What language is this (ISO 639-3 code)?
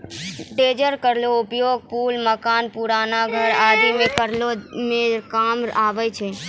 mai